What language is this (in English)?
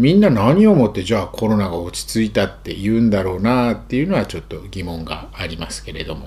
Japanese